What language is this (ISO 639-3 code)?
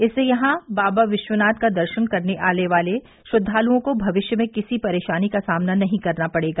hin